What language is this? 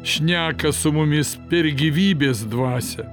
Lithuanian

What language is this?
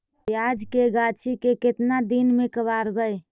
Magahi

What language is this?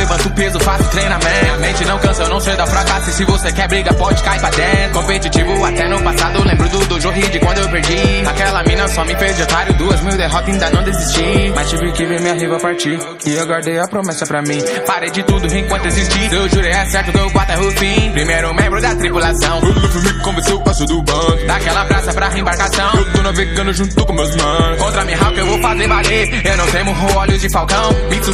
Portuguese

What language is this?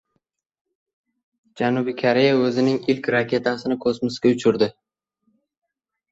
Uzbek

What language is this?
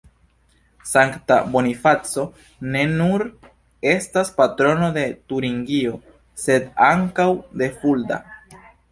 Esperanto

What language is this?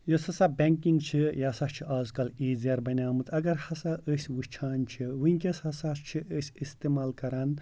Kashmiri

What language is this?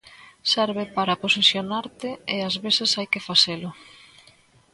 Galician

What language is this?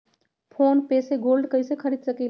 Magahi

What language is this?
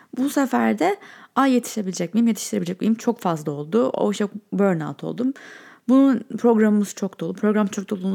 Turkish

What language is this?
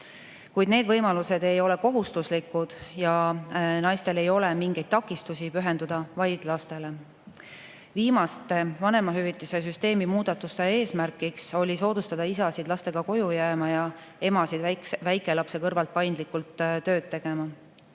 Estonian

